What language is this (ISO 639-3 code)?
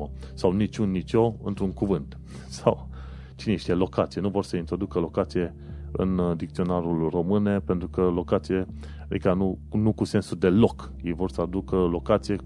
ron